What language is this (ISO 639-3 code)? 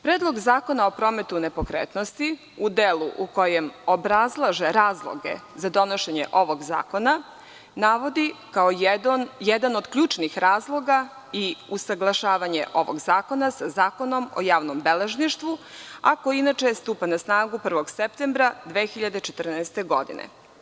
srp